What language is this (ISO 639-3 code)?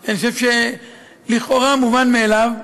heb